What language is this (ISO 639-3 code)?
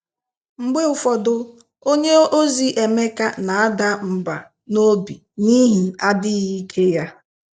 ibo